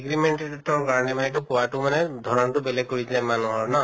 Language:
Assamese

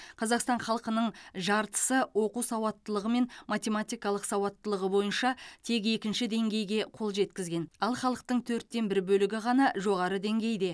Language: Kazakh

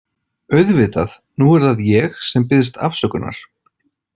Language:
Icelandic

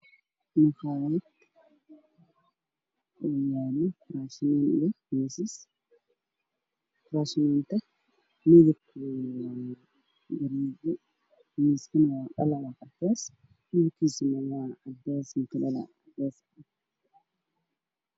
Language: Somali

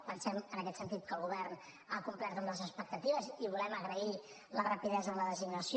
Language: Catalan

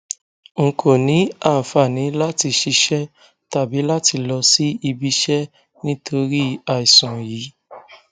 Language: Yoruba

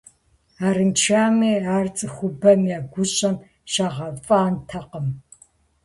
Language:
Kabardian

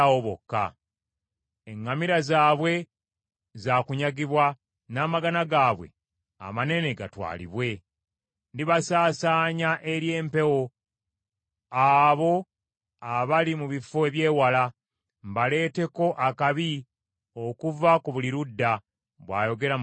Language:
Ganda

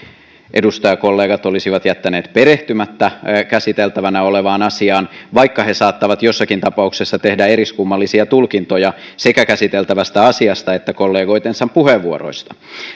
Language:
Finnish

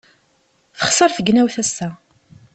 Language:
Kabyle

